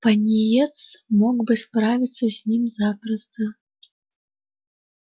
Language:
Russian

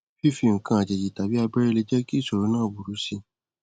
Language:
Yoruba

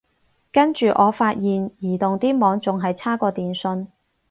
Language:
Cantonese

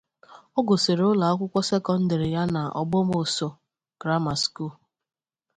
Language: Igbo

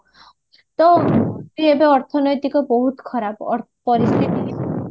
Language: Odia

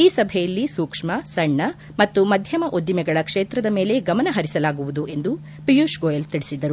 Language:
Kannada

